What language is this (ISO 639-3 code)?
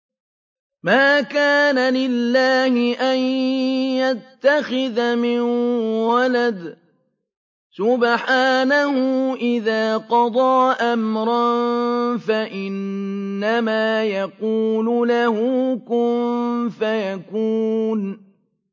ara